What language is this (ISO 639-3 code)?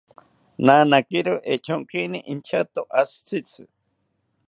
cpy